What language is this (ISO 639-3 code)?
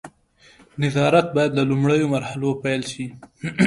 pus